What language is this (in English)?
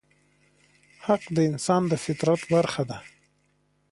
Pashto